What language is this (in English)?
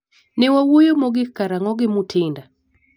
Luo (Kenya and Tanzania)